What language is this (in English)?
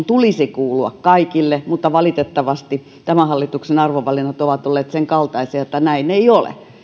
Finnish